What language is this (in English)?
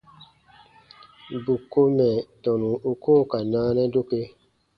Baatonum